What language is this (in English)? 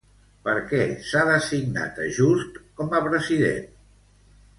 Catalan